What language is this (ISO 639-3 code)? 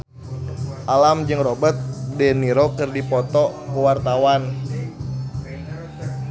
sun